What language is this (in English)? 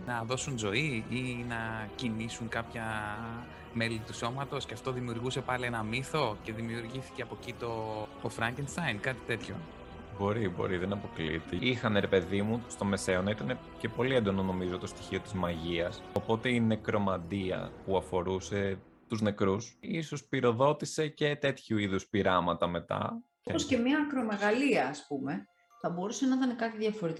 Greek